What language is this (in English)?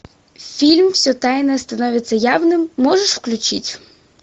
Russian